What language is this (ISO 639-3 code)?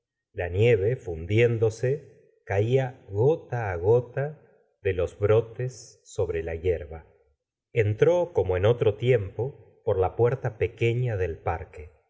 spa